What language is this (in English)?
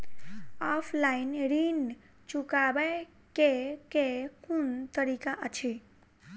Maithili